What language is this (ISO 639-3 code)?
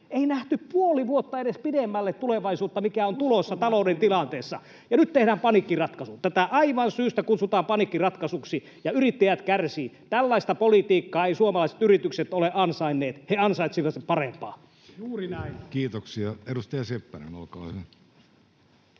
fin